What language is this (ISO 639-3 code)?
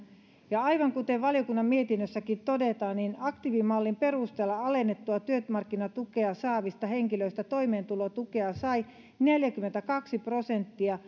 fin